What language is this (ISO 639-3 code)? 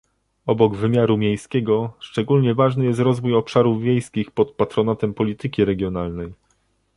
pol